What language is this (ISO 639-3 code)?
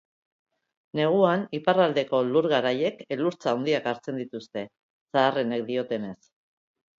eus